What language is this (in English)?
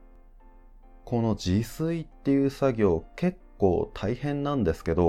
Japanese